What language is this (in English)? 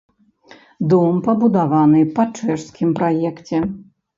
Belarusian